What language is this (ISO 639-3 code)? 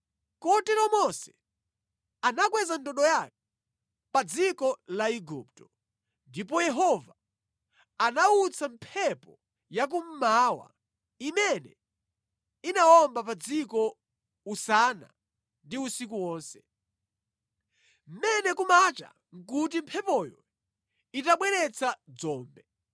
nya